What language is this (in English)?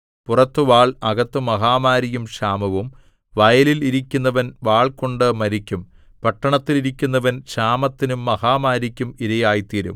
Malayalam